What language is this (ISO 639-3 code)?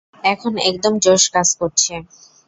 ben